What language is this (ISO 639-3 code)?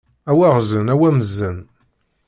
kab